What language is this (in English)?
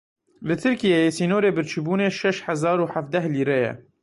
Kurdish